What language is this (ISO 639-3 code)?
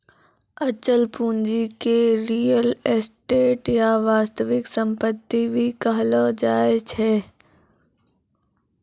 mai